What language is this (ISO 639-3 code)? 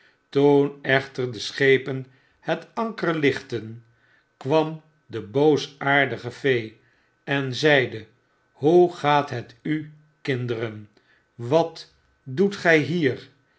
nld